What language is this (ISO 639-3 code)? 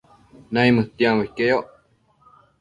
mcf